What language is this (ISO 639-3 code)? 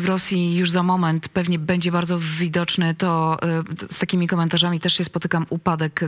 pol